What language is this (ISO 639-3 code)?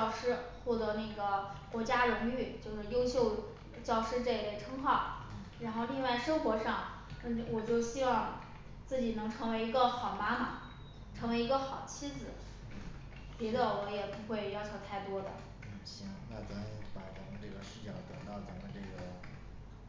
zho